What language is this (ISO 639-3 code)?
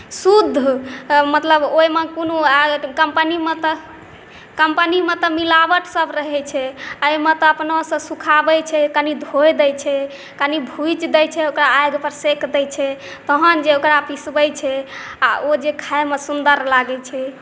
mai